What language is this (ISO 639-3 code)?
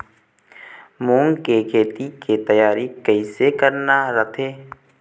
hne